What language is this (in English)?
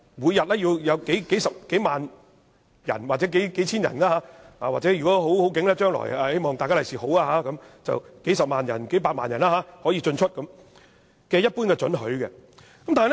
Cantonese